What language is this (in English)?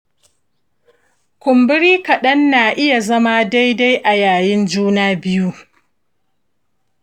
Hausa